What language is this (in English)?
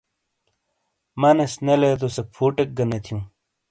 Shina